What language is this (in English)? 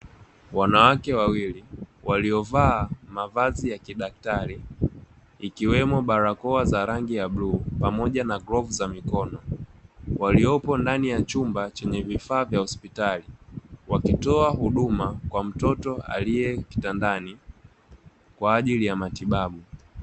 Swahili